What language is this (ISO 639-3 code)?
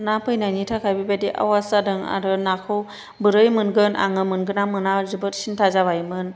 brx